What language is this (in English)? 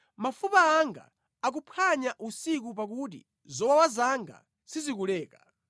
Nyanja